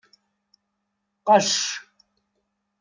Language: Kabyle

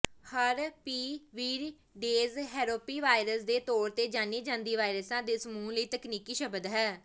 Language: Punjabi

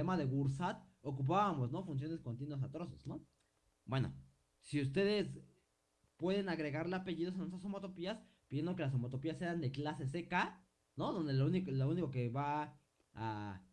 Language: Spanish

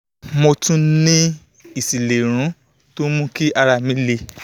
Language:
Yoruba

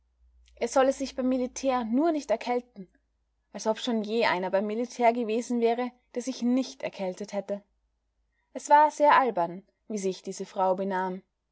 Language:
German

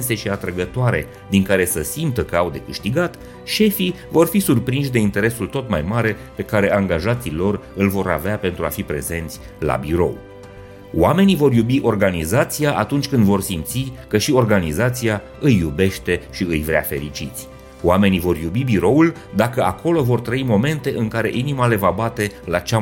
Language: Romanian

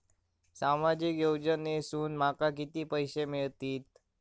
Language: Marathi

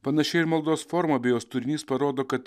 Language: Lithuanian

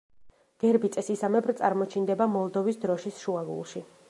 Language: Georgian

